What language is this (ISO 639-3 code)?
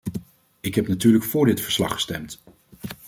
nld